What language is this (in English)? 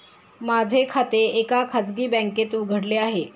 Marathi